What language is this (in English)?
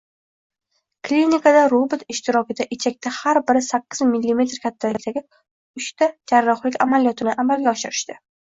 Uzbek